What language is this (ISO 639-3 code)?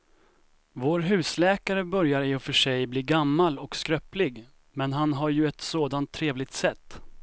swe